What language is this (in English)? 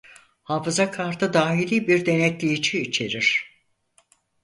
Turkish